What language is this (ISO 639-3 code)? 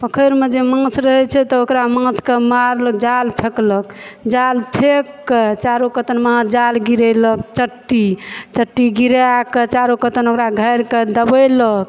mai